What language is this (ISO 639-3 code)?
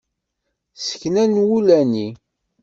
kab